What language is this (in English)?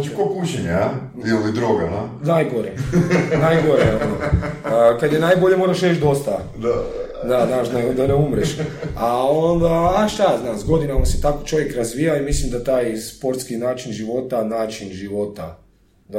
Croatian